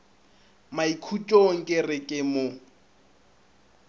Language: Northern Sotho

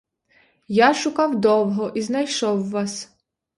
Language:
Ukrainian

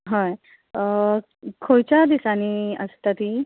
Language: Konkani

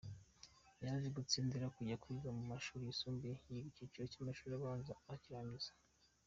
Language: Kinyarwanda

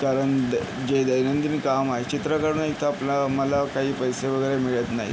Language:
Marathi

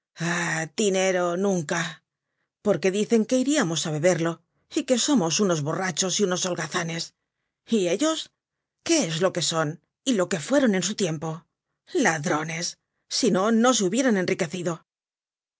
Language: Spanish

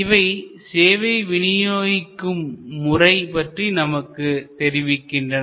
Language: Tamil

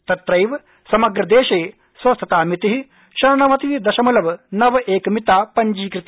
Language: Sanskrit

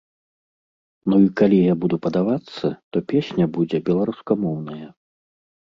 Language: Belarusian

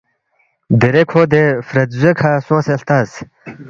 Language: Balti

